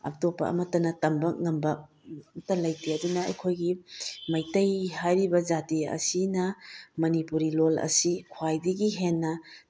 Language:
Manipuri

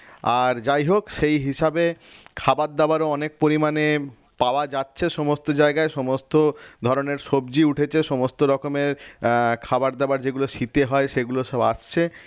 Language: Bangla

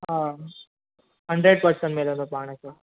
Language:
Sindhi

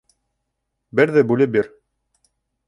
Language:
Bashkir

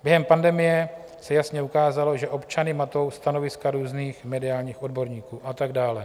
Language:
Czech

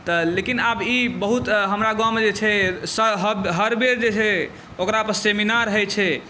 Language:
Maithili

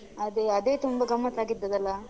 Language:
Kannada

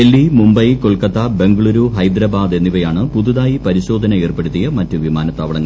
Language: Malayalam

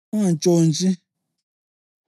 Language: North Ndebele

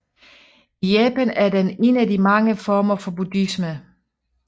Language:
Danish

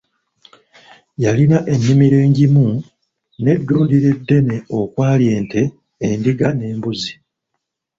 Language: Ganda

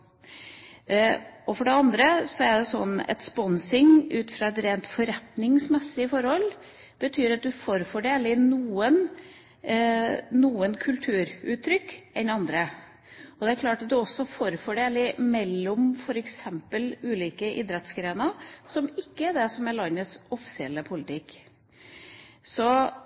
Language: Norwegian Bokmål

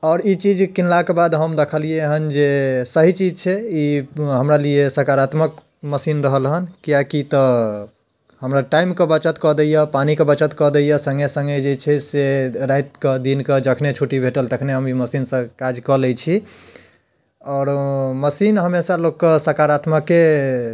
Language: Maithili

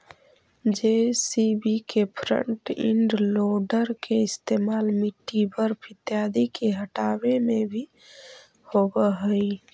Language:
Magahi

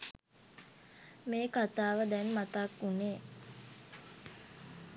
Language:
Sinhala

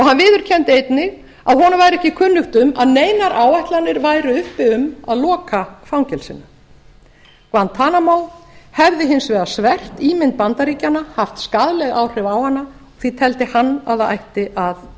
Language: Icelandic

